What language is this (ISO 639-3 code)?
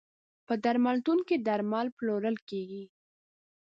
pus